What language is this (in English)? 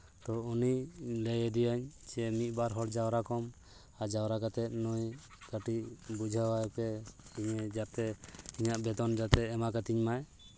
Santali